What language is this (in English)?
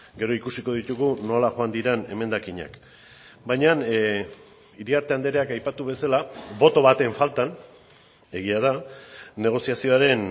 Basque